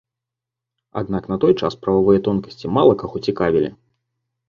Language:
Belarusian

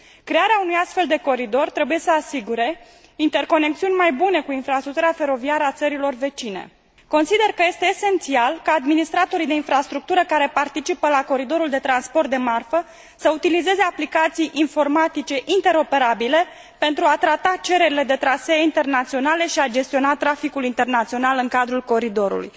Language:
Romanian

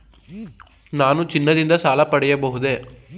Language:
Kannada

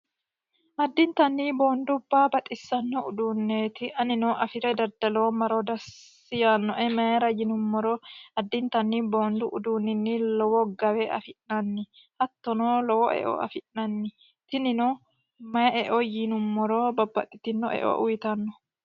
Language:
Sidamo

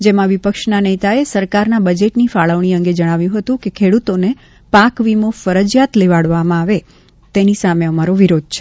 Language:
Gujarati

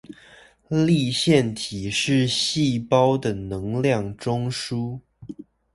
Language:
Chinese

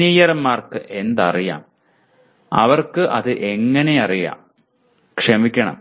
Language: Malayalam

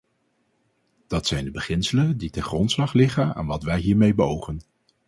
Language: Dutch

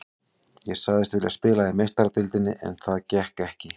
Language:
Icelandic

